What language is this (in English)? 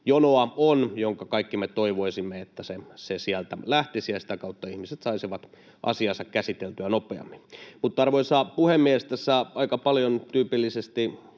Finnish